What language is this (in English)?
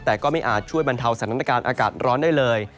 Thai